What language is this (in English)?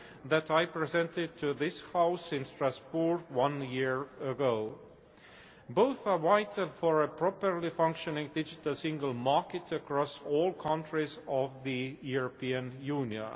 English